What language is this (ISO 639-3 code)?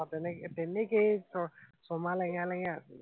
asm